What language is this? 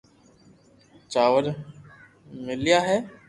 Loarki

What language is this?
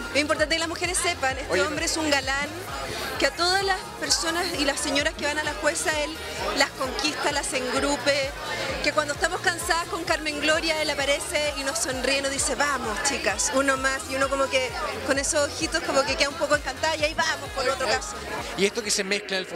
Spanish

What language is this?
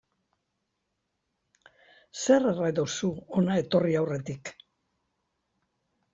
Basque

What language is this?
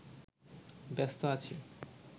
Bangla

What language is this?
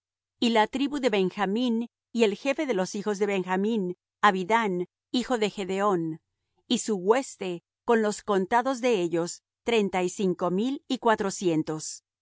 Spanish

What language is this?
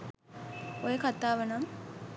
Sinhala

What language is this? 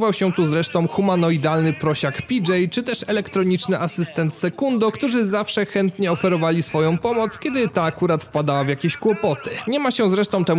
Polish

